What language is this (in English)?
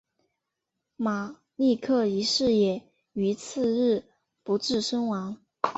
Chinese